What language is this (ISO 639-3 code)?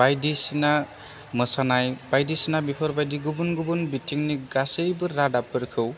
brx